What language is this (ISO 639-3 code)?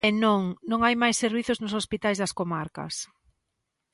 glg